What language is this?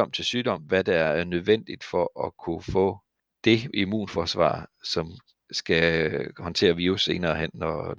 Danish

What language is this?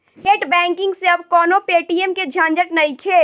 Bhojpuri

